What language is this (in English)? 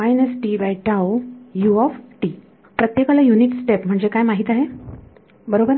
Marathi